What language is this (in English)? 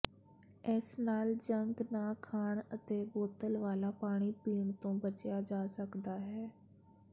Punjabi